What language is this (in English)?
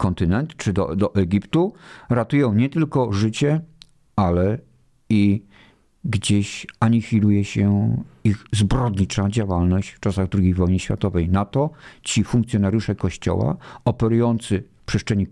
Polish